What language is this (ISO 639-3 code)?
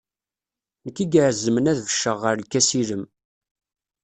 kab